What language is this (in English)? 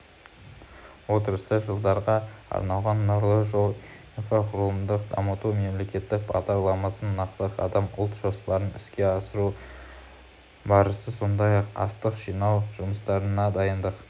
Kazakh